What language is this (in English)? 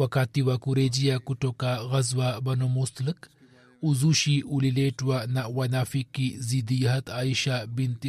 Swahili